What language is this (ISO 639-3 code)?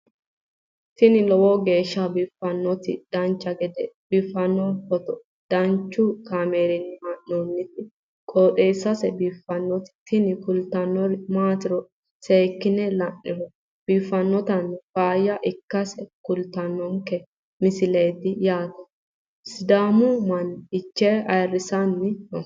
sid